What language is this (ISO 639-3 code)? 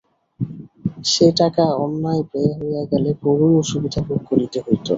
ben